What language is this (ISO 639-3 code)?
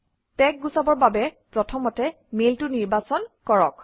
asm